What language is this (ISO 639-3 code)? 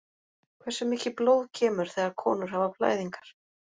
isl